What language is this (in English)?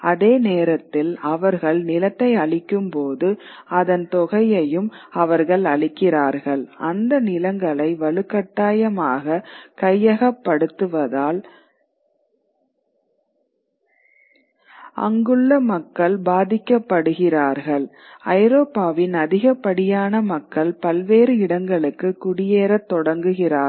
Tamil